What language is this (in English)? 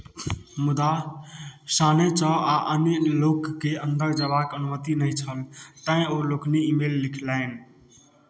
Maithili